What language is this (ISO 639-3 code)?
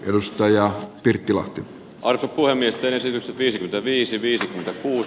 fin